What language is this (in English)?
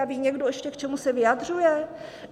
Czech